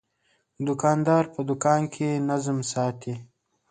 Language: Pashto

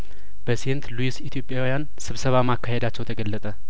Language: Amharic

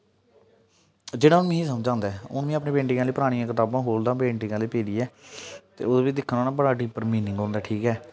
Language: Dogri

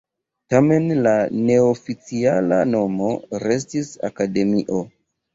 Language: Esperanto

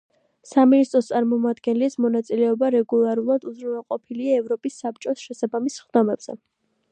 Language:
Georgian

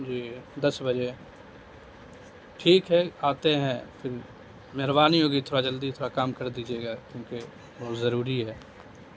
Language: Urdu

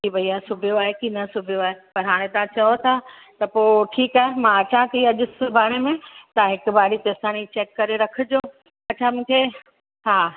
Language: Sindhi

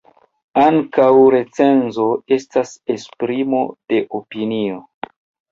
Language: Esperanto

